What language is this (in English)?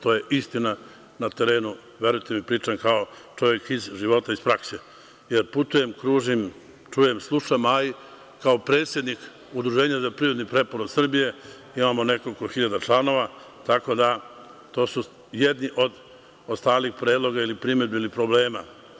Serbian